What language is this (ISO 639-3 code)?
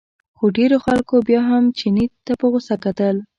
pus